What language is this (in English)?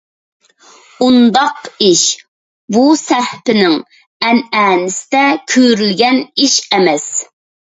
Uyghur